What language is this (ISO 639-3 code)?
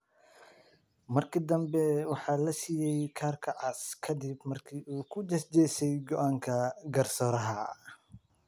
som